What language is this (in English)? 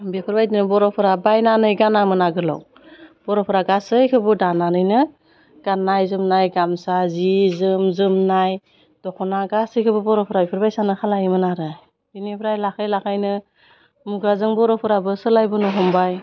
Bodo